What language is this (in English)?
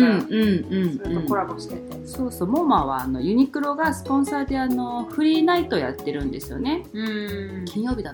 Japanese